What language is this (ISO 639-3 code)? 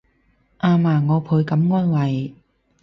yue